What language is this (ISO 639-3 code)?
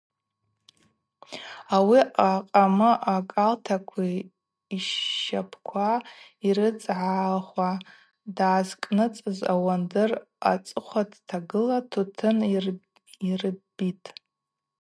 abq